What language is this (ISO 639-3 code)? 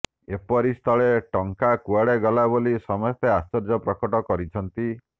ori